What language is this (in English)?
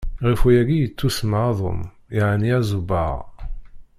Kabyle